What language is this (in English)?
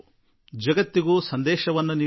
Kannada